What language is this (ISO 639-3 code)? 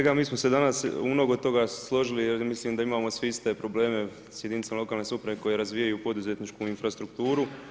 hrv